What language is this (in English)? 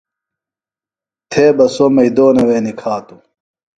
Phalura